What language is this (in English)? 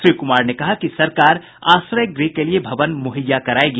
Hindi